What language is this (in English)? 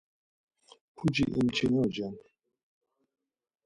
Laz